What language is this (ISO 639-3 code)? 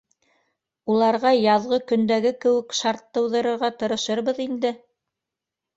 bak